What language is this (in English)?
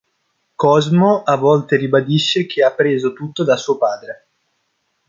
Italian